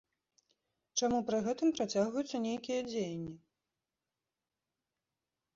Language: Belarusian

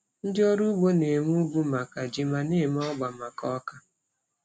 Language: Igbo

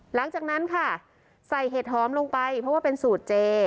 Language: Thai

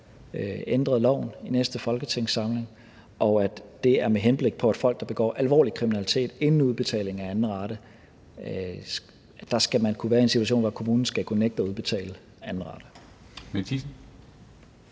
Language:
Danish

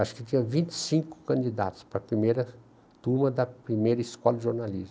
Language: Portuguese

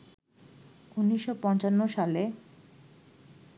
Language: Bangla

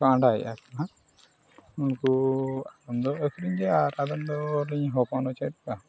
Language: Santali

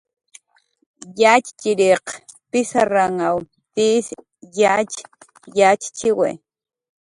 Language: Jaqaru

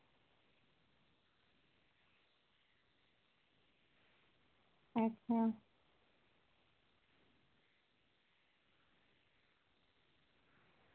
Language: Dogri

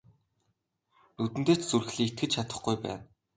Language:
Mongolian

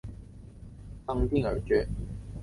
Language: Chinese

